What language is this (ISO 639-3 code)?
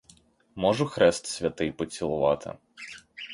ukr